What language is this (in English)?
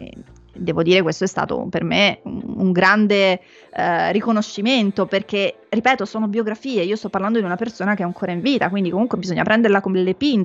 Italian